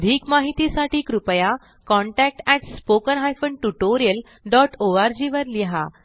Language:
Marathi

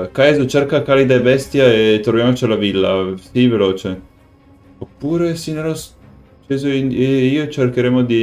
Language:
Italian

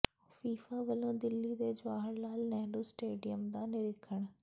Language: Punjabi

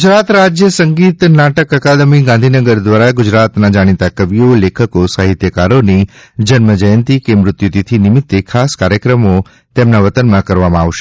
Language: Gujarati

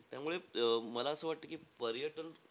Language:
Marathi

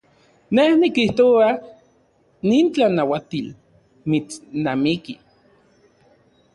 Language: Central Puebla Nahuatl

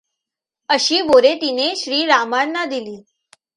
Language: Marathi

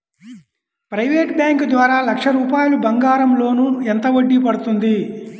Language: Telugu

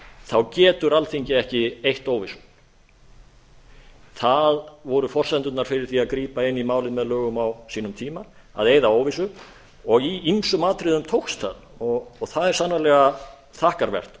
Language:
Icelandic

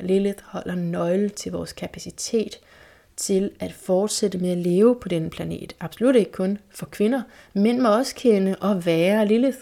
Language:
Danish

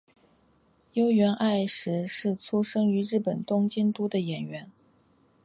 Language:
Chinese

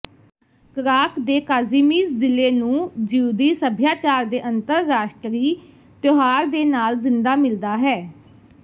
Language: Punjabi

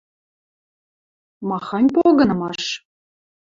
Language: Western Mari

